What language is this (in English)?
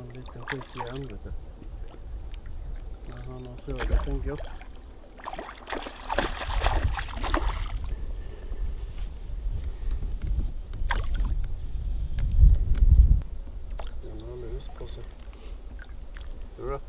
Swedish